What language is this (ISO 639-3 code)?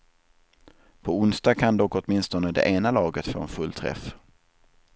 swe